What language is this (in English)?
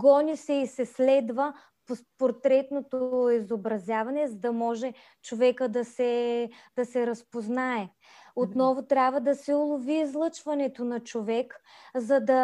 Bulgarian